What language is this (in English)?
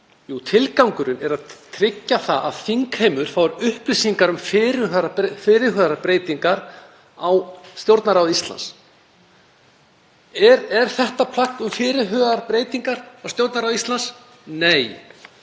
Icelandic